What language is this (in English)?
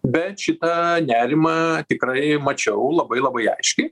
Lithuanian